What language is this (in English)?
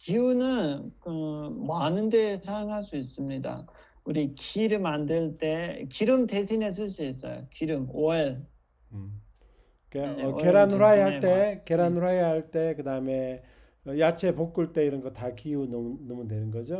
Korean